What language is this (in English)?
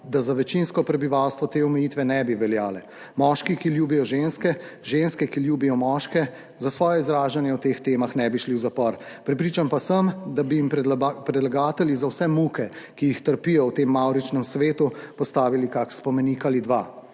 Slovenian